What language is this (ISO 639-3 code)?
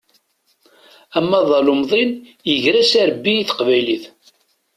kab